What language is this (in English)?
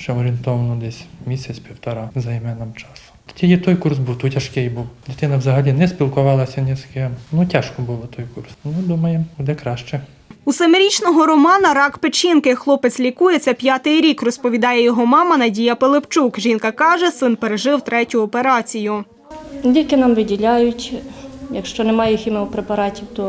Ukrainian